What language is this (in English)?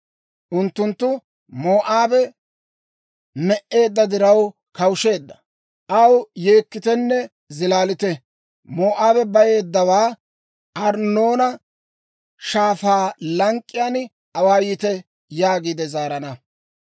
Dawro